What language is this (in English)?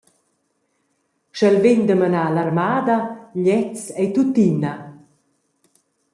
Romansh